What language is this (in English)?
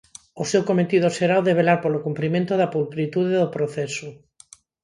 Galician